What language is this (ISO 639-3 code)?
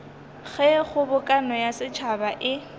nso